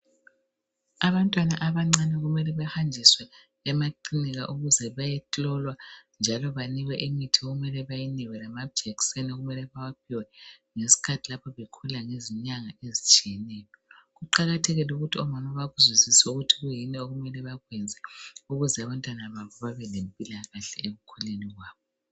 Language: North Ndebele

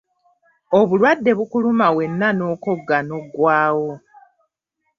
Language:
Ganda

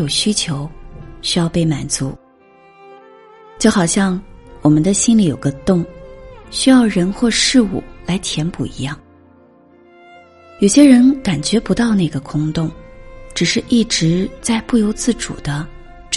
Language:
Chinese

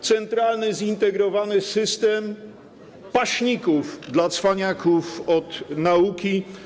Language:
Polish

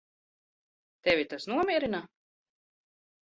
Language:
Latvian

